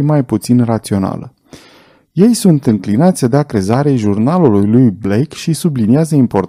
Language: Romanian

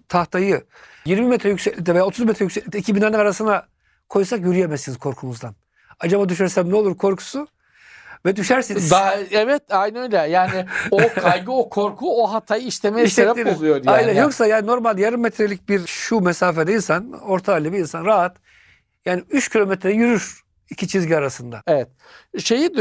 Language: Turkish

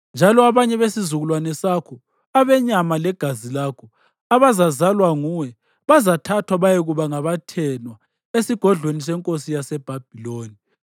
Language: North Ndebele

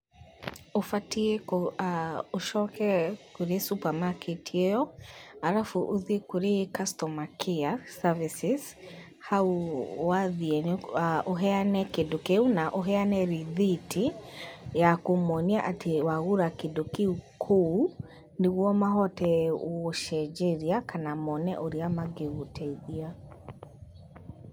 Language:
Kikuyu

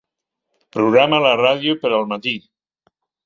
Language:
Catalan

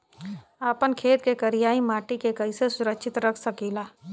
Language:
Bhojpuri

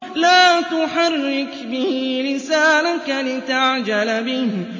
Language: Arabic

